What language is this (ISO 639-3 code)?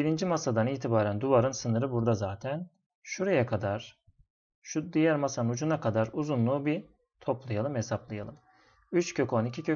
tur